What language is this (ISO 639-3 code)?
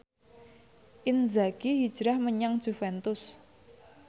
jav